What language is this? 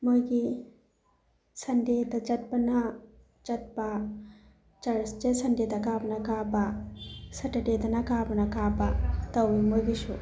Manipuri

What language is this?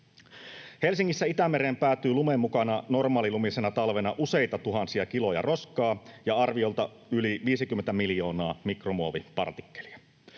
Finnish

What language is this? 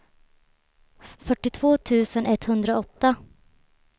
Swedish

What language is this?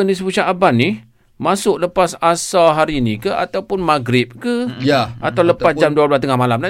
Malay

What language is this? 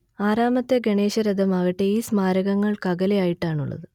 Malayalam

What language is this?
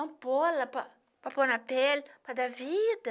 Portuguese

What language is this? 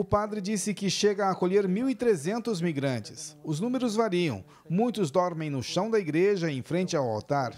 Portuguese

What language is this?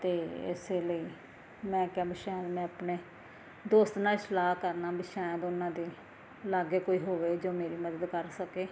Punjabi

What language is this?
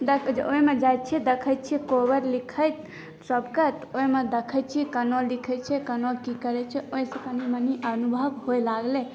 Maithili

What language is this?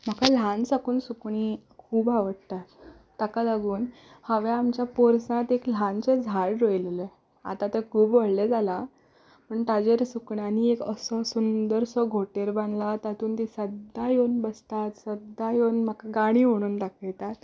Konkani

